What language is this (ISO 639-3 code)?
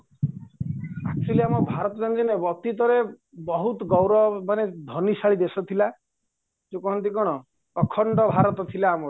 ori